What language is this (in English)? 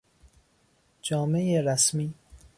Persian